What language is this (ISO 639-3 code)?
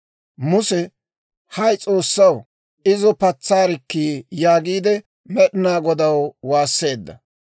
dwr